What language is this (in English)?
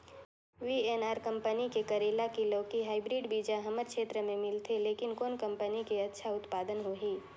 Chhattisgarhi